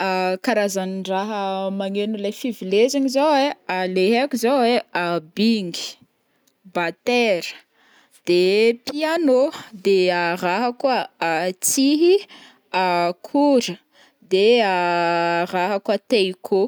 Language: Northern Betsimisaraka Malagasy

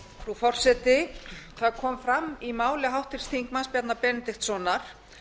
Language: Icelandic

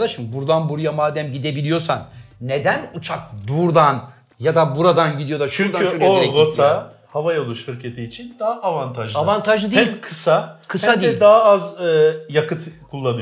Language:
Turkish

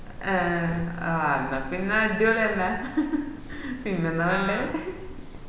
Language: Malayalam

